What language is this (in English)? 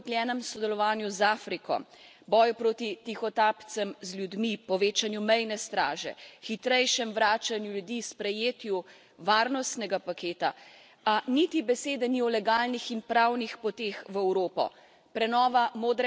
Slovenian